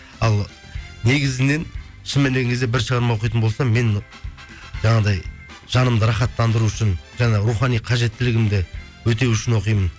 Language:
Kazakh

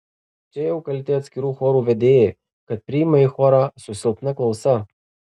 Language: Lithuanian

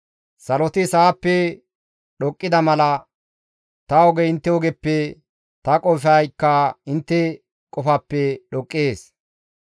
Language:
Gamo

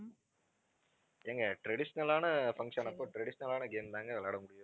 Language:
Tamil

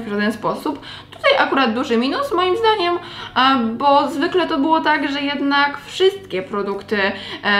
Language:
Polish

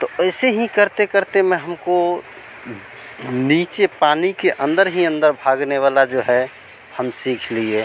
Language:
Hindi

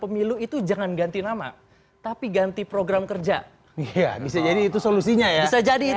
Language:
Indonesian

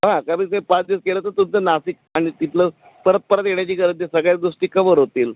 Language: Marathi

